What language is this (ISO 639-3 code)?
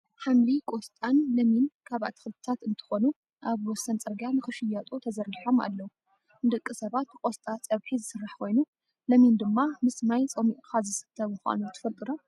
tir